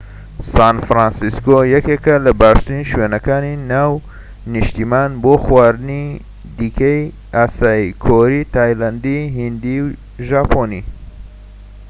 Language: Central Kurdish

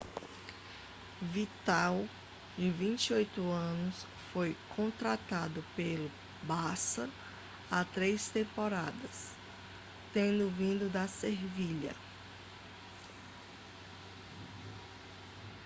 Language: Portuguese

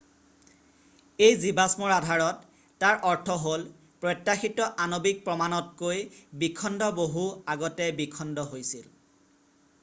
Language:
Assamese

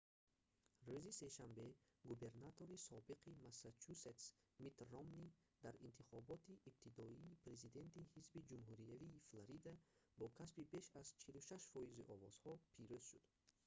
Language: Tajik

